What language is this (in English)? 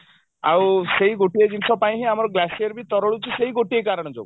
Odia